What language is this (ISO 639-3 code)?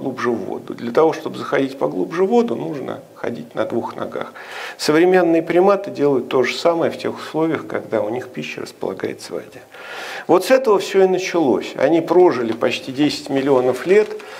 rus